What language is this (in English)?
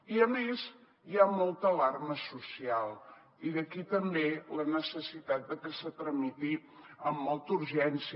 Catalan